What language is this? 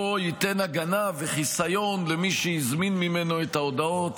Hebrew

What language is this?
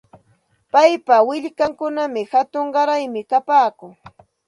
Santa Ana de Tusi Pasco Quechua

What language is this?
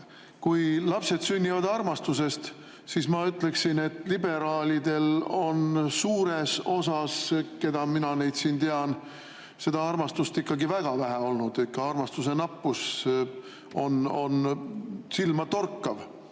Estonian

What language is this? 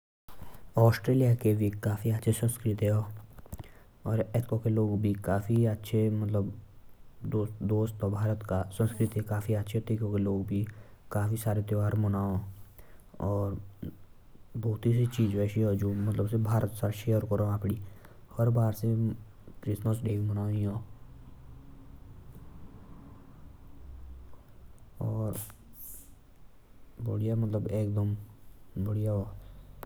Jaunsari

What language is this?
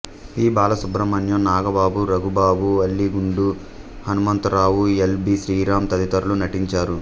Telugu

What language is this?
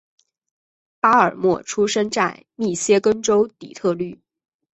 Chinese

